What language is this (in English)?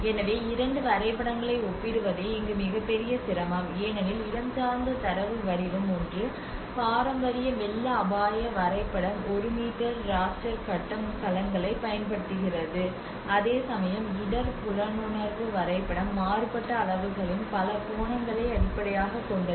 Tamil